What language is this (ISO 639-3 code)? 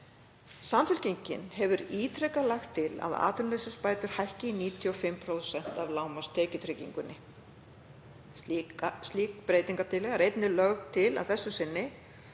isl